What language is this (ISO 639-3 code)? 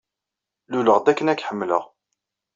kab